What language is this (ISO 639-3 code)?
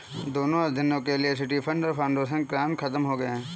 hin